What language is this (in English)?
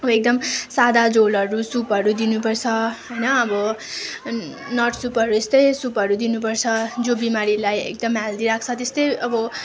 Nepali